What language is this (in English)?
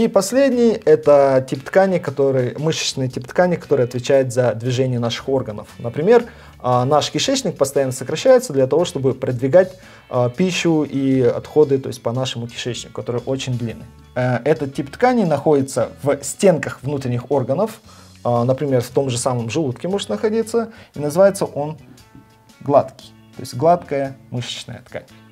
Russian